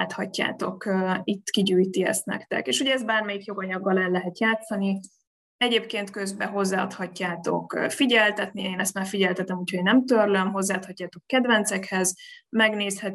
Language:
Hungarian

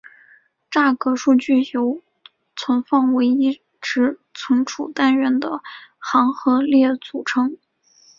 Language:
Chinese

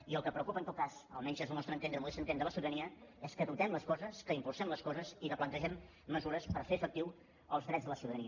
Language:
Catalan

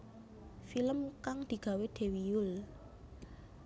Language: Javanese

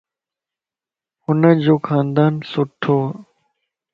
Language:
Lasi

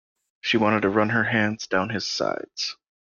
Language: English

